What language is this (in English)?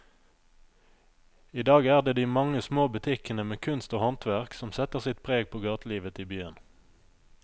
Norwegian